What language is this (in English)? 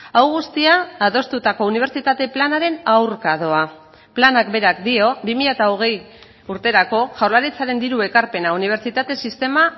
Basque